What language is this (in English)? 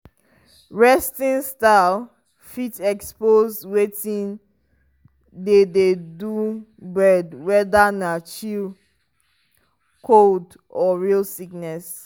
Nigerian Pidgin